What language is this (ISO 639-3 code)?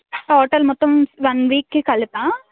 tel